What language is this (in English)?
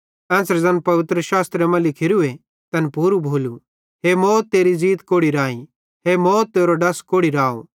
Bhadrawahi